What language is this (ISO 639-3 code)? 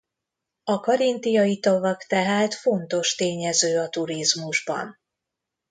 hun